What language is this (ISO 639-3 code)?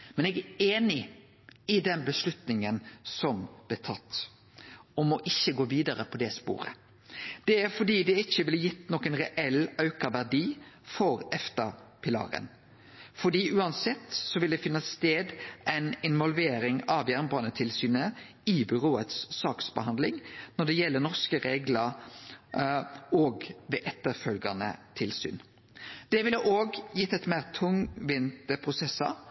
nno